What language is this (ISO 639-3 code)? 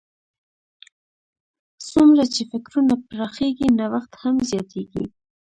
pus